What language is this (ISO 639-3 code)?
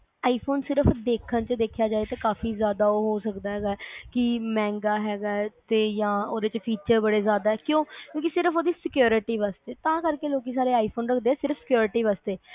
pan